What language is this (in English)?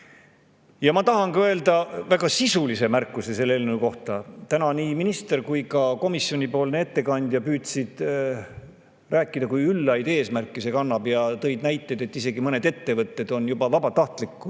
Estonian